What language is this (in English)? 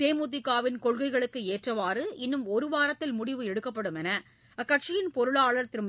Tamil